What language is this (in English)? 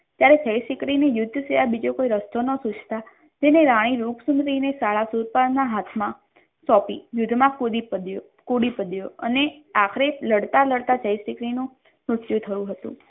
Gujarati